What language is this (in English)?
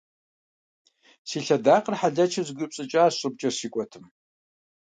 Kabardian